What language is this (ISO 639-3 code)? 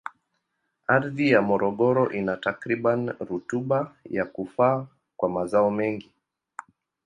swa